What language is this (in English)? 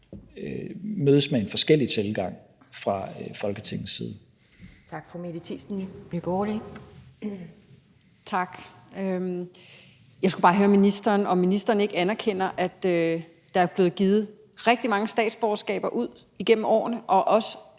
Danish